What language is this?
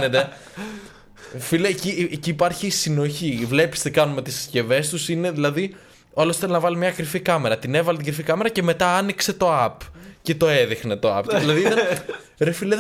Greek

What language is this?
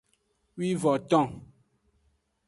Aja (Benin)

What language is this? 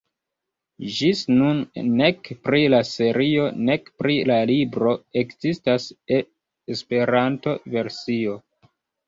Esperanto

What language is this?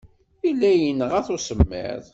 Kabyle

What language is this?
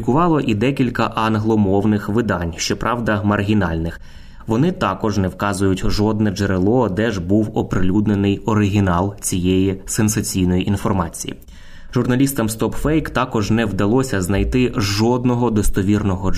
Ukrainian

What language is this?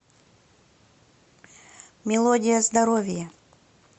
Russian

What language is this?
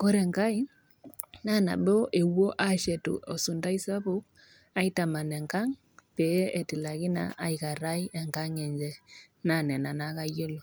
Masai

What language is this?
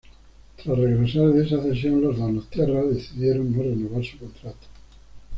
Spanish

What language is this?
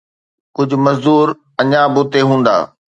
Sindhi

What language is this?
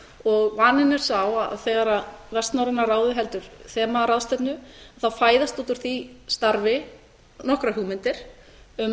Icelandic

